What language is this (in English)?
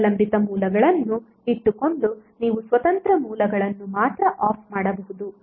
Kannada